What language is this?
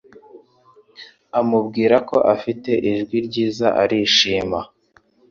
Kinyarwanda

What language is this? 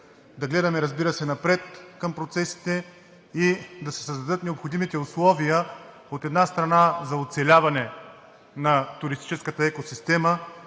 Bulgarian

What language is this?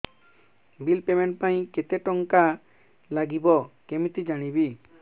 Odia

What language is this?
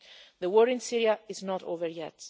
English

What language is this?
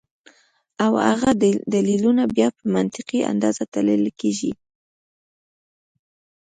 Pashto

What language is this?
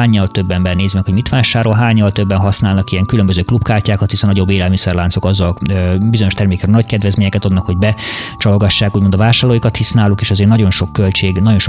Hungarian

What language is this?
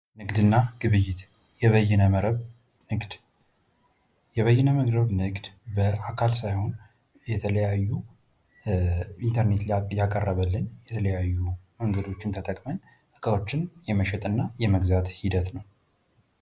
Amharic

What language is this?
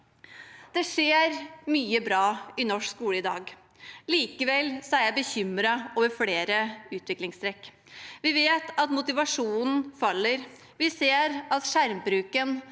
Norwegian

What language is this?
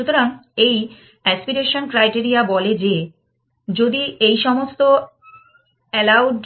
Bangla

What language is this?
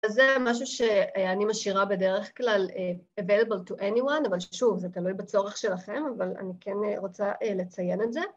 Hebrew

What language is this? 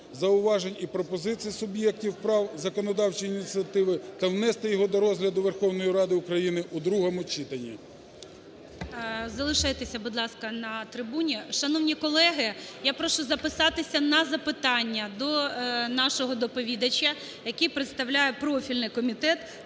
Ukrainian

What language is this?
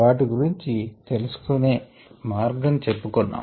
Telugu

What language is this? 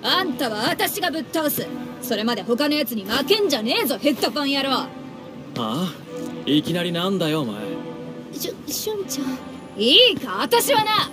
Japanese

